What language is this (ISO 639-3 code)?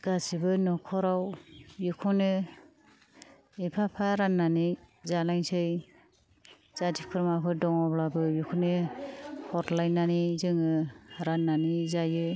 brx